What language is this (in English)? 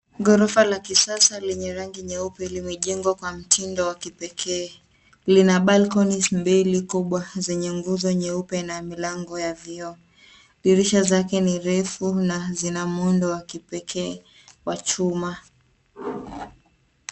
Swahili